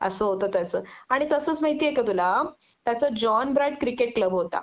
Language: Marathi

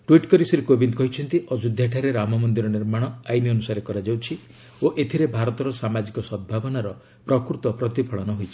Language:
Odia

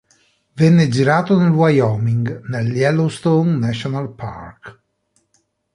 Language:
Italian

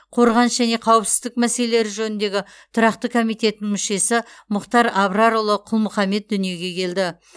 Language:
Kazakh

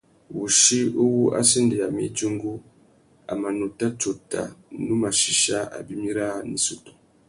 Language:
Tuki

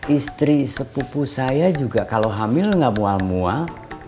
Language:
Indonesian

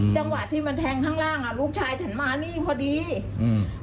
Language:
Thai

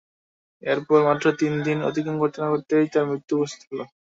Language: Bangla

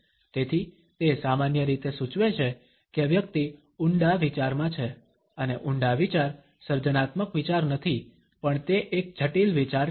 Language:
Gujarati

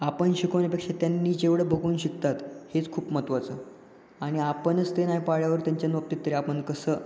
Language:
Marathi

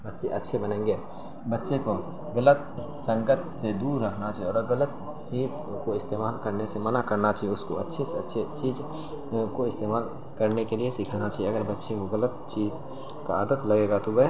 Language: Urdu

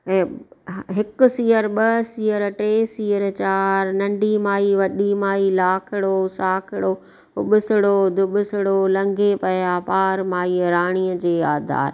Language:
Sindhi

